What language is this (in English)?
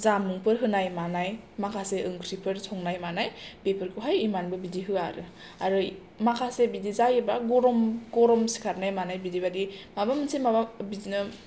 Bodo